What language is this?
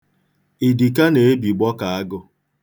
Igbo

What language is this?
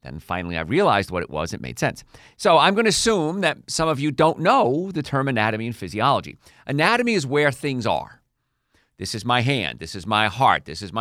English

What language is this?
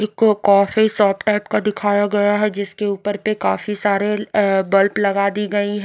Hindi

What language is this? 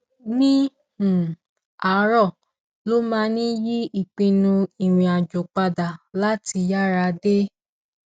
Yoruba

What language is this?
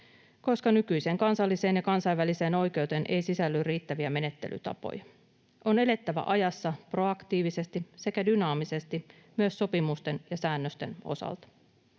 Finnish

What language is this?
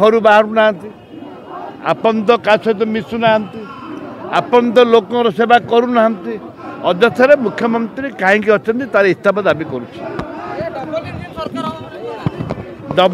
Romanian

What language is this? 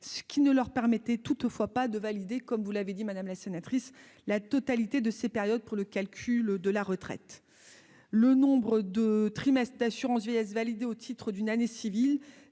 French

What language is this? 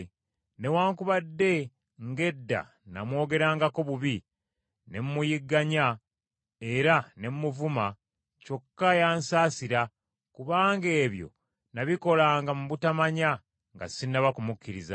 Ganda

